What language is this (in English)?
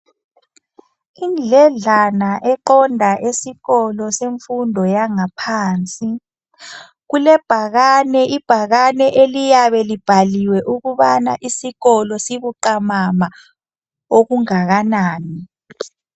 North Ndebele